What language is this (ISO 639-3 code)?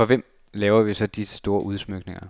dan